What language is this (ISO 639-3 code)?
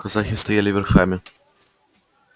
rus